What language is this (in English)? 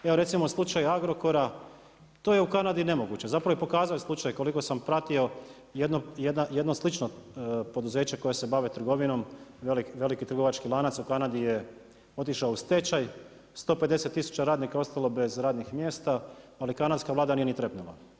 Croatian